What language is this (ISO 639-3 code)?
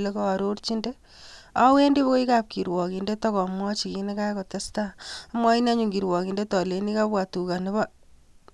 kln